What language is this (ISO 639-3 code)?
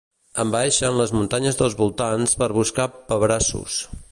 cat